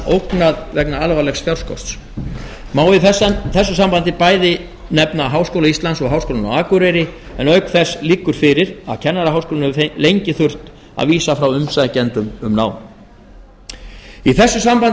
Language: Icelandic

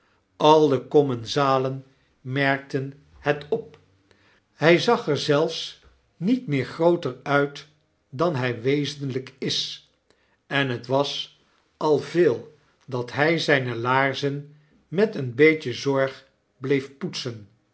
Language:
Dutch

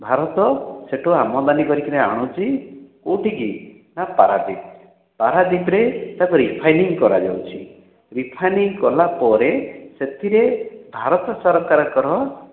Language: Odia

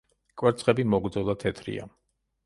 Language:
Georgian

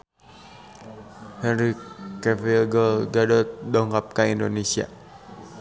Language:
Sundanese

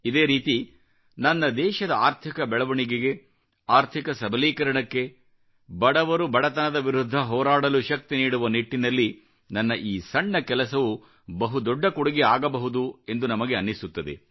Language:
Kannada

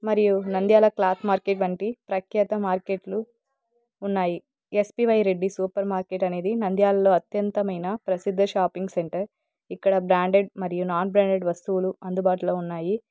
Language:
Telugu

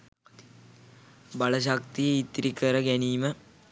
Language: Sinhala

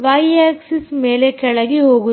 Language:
Kannada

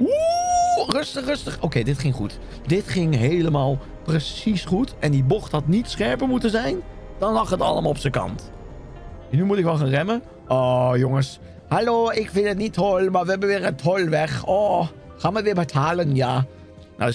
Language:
Dutch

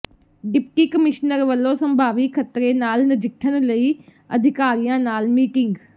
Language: Punjabi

